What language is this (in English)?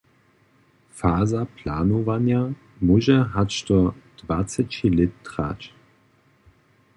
Upper Sorbian